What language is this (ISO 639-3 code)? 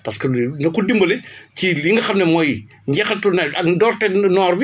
wol